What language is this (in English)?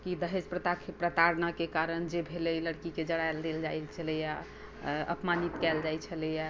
Maithili